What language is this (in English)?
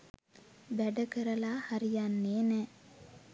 Sinhala